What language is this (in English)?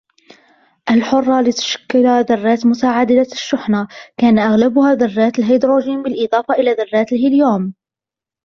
Arabic